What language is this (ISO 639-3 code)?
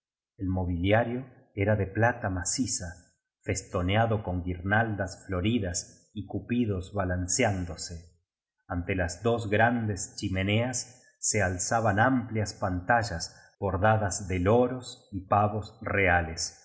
spa